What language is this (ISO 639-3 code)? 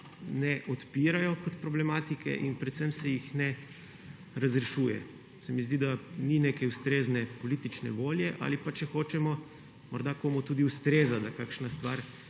slv